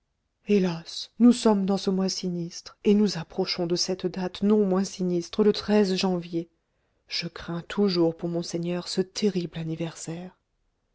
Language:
French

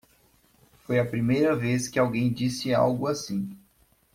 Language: Portuguese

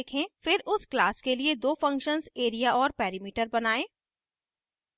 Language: Hindi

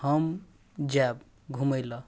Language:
Maithili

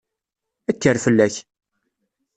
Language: Kabyle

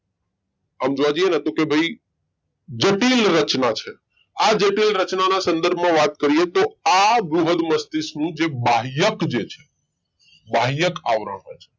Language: Gujarati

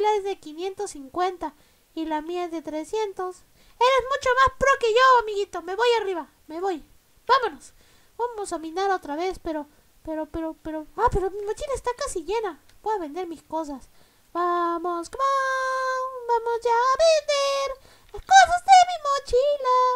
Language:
Spanish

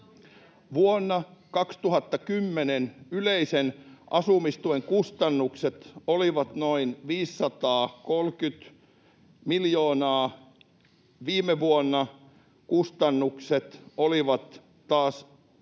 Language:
Finnish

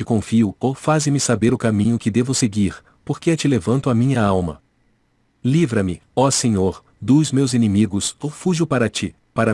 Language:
Portuguese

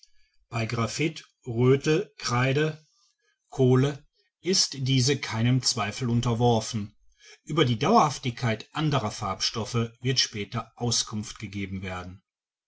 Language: German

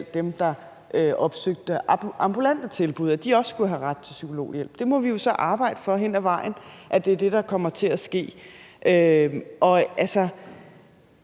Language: Danish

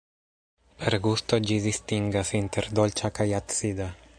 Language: Esperanto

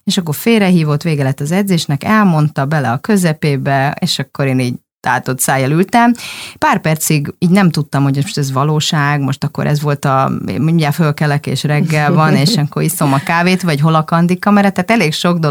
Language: Hungarian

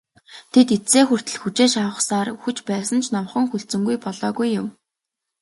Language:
Mongolian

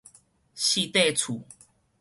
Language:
Min Nan Chinese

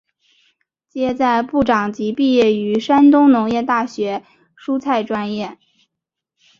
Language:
Chinese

